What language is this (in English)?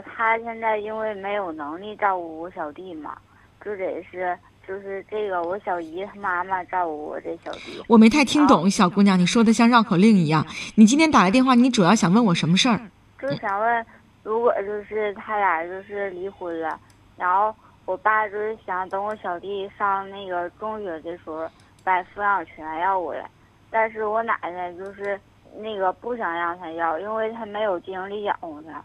Chinese